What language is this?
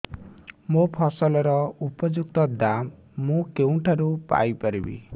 Odia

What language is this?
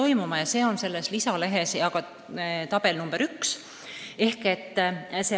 Estonian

